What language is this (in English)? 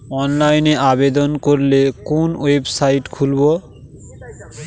Bangla